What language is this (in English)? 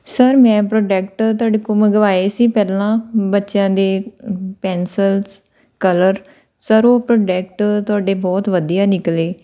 Punjabi